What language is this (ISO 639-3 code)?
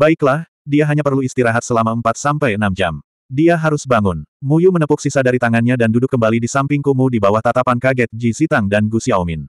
ind